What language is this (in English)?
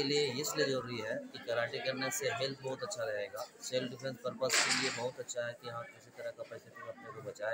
Hindi